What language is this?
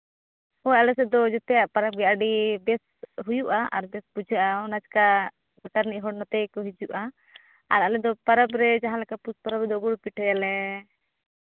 Santali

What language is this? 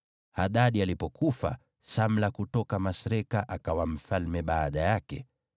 Swahili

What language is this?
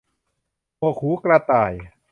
Thai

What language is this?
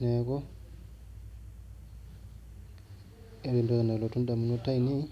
Masai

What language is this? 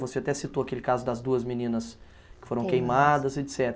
Portuguese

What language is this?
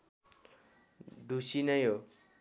Nepali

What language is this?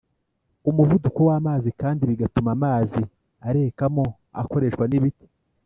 Kinyarwanda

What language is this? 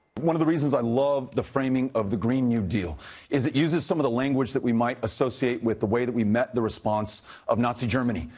English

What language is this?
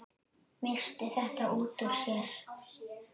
Icelandic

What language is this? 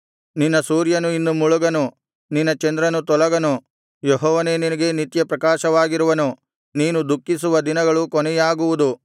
Kannada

